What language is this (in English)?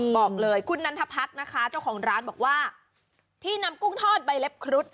Thai